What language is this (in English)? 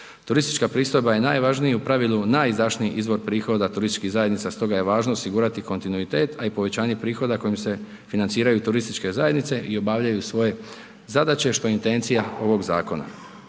Croatian